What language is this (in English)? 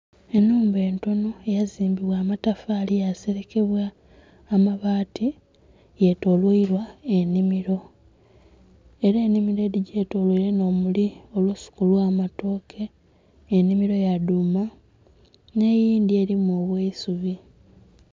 Soga